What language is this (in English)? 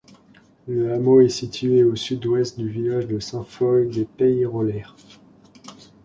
French